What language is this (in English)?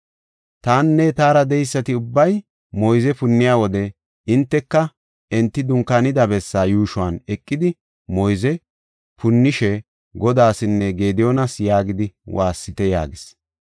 Gofa